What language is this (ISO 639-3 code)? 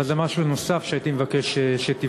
heb